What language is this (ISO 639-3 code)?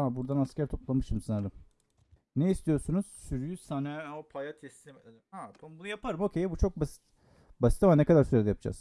tur